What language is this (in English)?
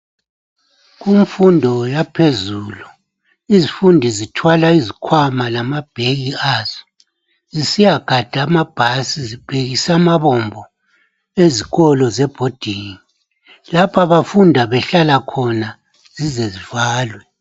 North Ndebele